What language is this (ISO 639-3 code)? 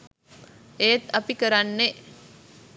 sin